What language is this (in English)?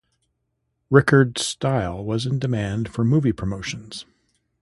English